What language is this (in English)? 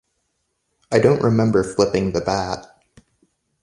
English